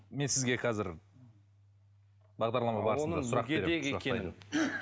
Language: Kazakh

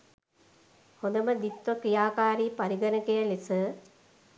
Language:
Sinhala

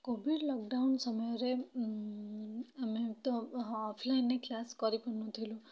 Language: Odia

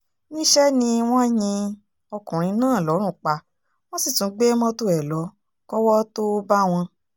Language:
Yoruba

